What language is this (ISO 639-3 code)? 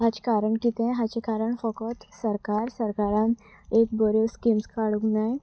kok